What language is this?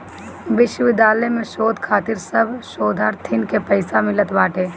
Bhojpuri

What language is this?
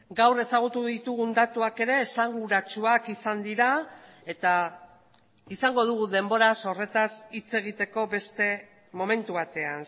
Basque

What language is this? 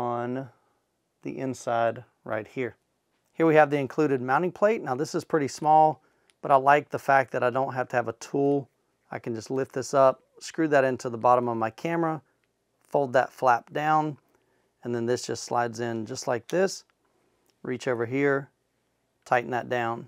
English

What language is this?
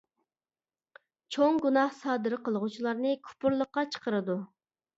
Uyghur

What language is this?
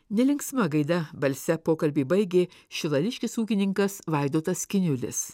Lithuanian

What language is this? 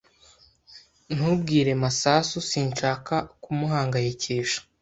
Kinyarwanda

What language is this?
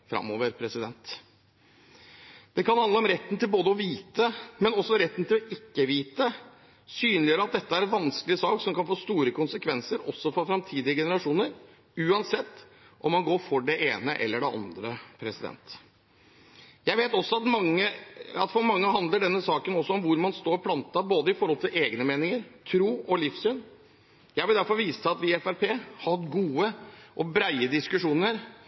Norwegian Bokmål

